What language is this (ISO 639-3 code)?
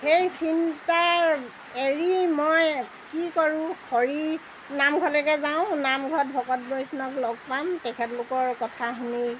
asm